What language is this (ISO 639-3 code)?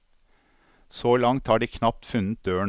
nor